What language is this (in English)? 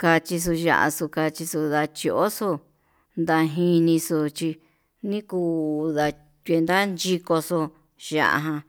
Yutanduchi Mixtec